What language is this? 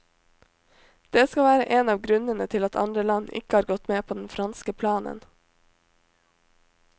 Norwegian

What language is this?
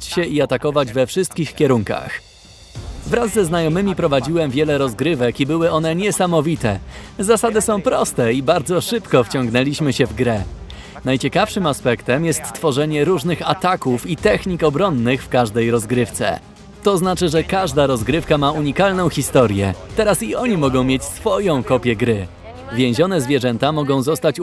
Polish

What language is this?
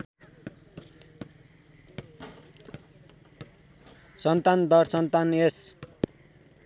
Nepali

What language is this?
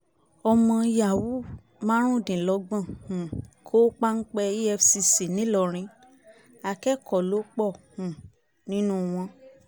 Yoruba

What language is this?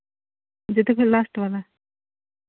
Santali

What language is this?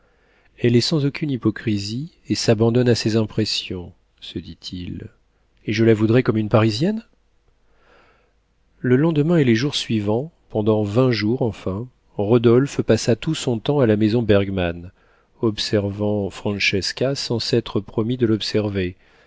French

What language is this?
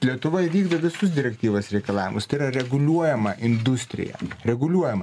Lithuanian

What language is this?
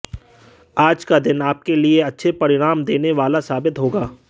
Hindi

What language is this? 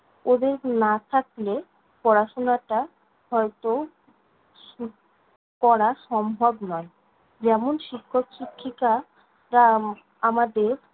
Bangla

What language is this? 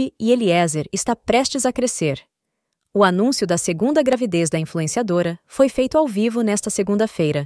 Portuguese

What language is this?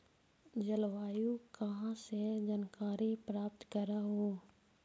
Magahi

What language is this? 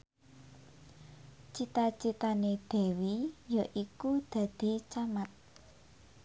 Javanese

